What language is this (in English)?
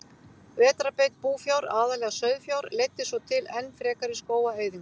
Icelandic